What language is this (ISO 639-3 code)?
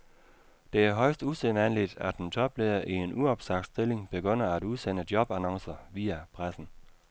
dan